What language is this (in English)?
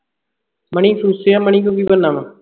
Punjabi